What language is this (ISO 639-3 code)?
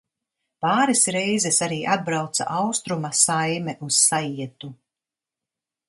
lav